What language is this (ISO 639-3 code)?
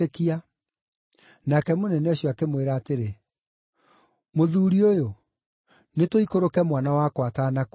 kik